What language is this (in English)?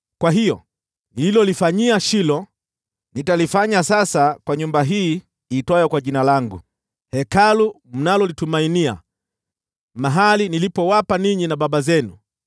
Swahili